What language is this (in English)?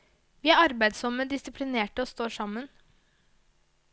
Norwegian